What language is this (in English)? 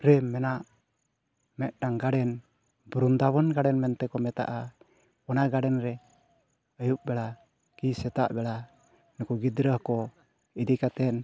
Santali